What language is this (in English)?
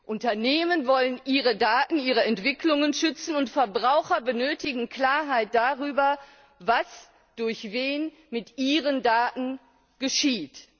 German